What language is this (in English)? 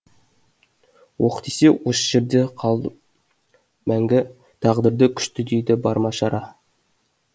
Kazakh